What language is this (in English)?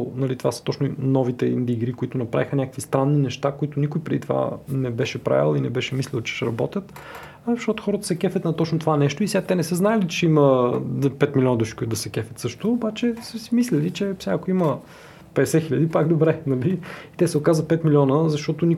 Bulgarian